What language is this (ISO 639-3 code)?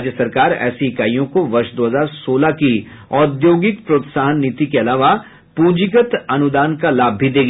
hin